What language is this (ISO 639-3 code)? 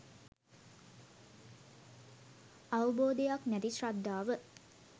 sin